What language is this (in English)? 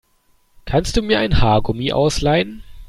German